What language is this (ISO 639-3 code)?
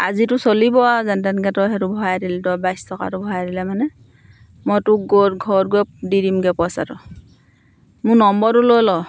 asm